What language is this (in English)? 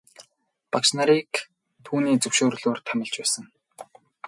Mongolian